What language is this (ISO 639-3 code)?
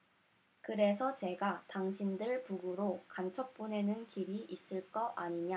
kor